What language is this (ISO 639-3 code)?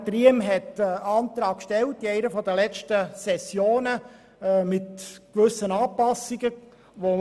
gsw